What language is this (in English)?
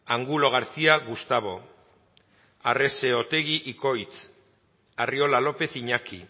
Basque